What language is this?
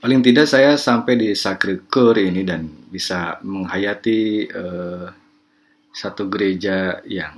Indonesian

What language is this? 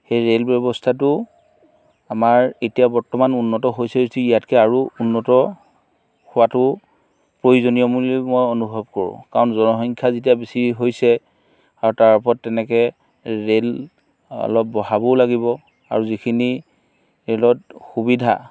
Assamese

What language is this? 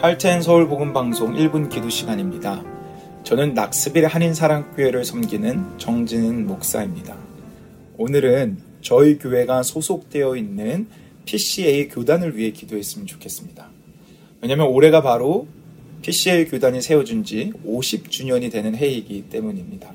Korean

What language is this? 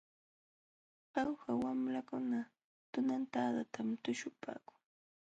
Jauja Wanca Quechua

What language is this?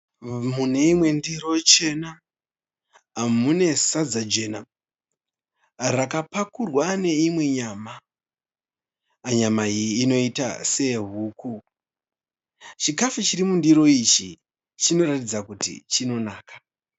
Shona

